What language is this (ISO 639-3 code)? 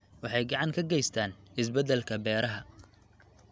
som